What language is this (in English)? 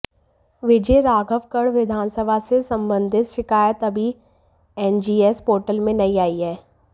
Hindi